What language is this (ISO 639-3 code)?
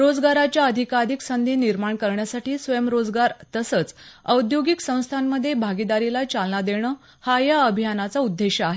mar